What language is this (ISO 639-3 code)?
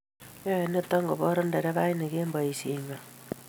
kln